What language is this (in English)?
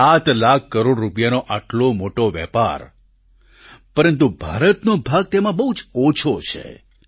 Gujarati